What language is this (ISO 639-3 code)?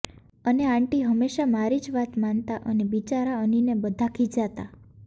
guj